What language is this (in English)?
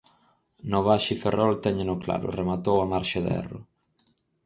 Galician